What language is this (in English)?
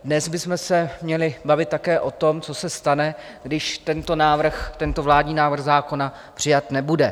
Czech